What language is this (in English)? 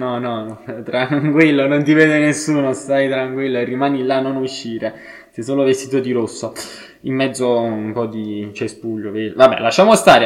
Italian